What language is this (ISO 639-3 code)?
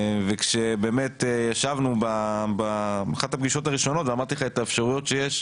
heb